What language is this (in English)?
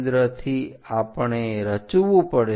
Gujarati